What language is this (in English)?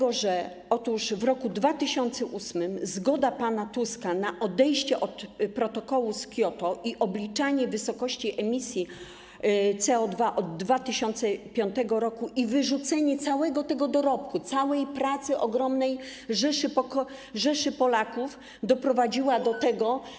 Polish